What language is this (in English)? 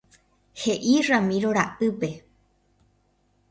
Guarani